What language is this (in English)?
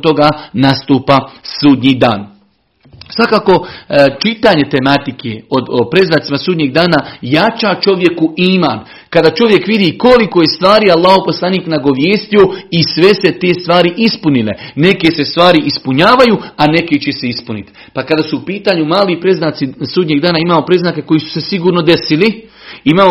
Croatian